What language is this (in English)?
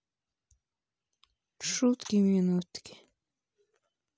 Russian